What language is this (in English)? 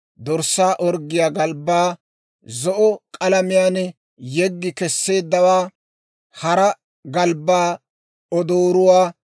Dawro